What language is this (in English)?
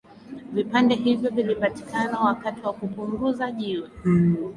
Swahili